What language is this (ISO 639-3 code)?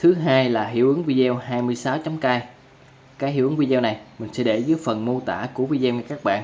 vie